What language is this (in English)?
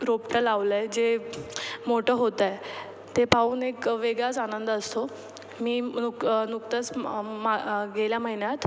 Marathi